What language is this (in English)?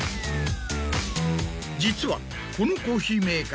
Japanese